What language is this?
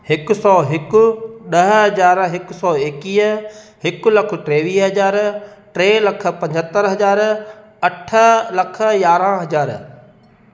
Sindhi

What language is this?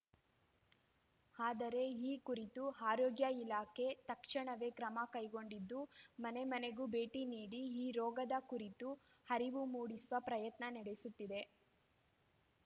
Kannada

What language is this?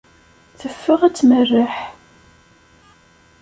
Kabyle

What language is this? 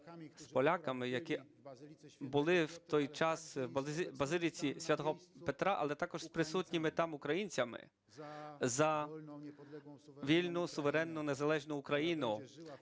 Ukrainian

